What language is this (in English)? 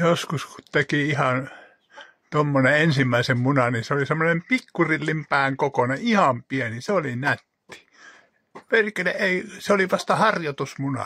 Finnish